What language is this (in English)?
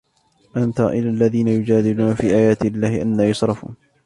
Arabic